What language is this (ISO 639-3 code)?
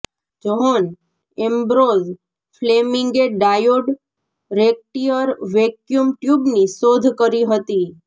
guj